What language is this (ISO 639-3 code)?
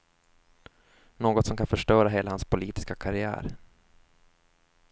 swe